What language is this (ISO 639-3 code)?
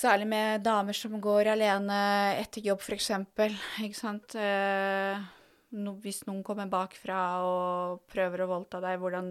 swe